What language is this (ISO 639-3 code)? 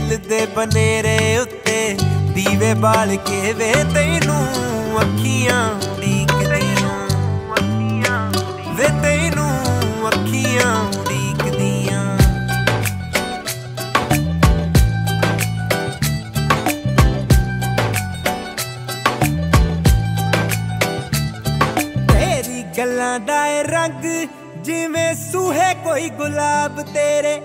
hin